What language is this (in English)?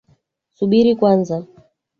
Swahili